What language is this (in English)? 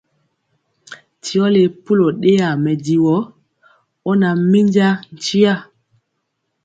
Mpiemo